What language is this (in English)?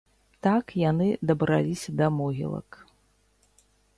Belarusian